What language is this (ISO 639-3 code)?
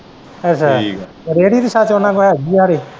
pan